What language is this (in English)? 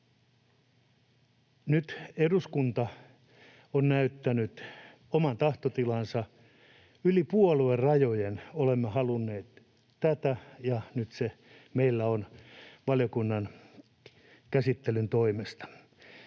Finnish